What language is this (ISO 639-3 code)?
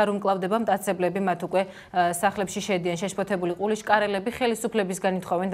ron